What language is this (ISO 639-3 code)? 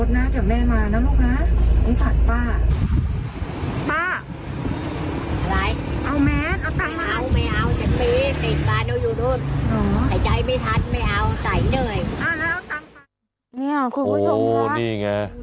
tha